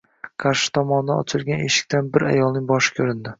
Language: Uzbek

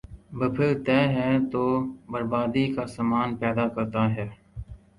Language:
Urdu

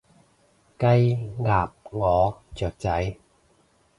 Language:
Cantonese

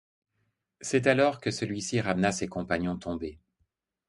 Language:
French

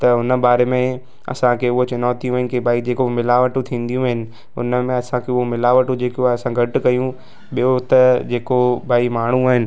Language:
Sindhi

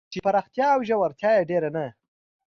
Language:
Pashto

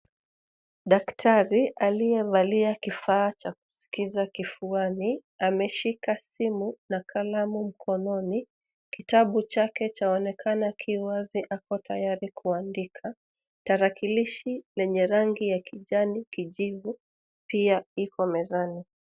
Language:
Swahili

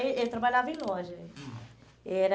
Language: Portuguese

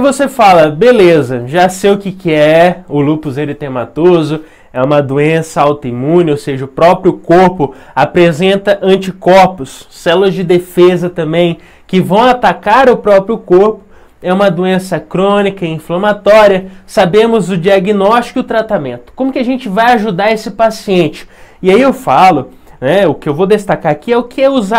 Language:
Portuguese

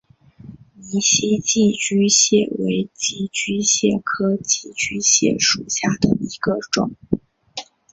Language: Chinese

